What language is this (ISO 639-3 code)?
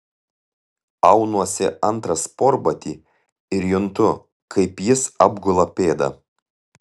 lit